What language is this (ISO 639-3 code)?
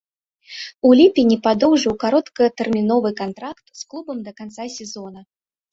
bel